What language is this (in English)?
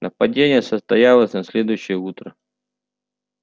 Russian